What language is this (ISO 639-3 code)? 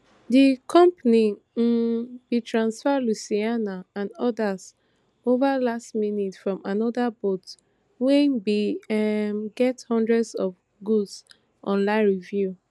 pcm